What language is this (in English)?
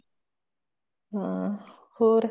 Punjabi